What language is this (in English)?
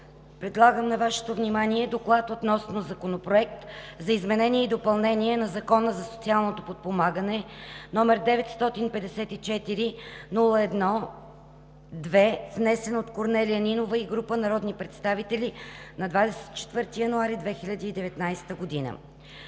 Bulgarian